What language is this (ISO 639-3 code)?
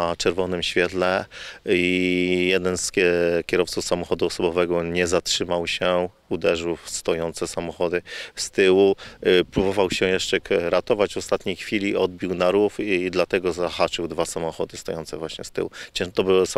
pol